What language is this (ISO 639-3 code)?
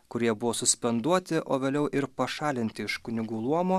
lit